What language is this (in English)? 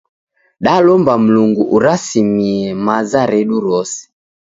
Taita